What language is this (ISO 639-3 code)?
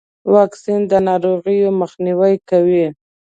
pus